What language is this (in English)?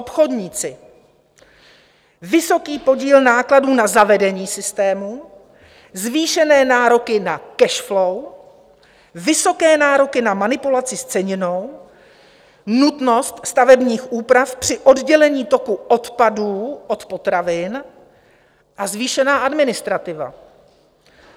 Czech